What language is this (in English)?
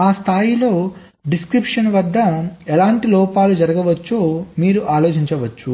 Telugu